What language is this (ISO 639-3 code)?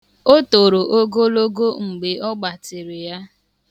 ibo